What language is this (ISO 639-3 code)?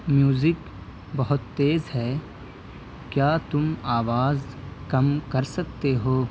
urd